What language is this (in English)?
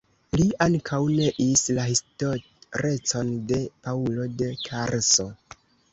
Esperanto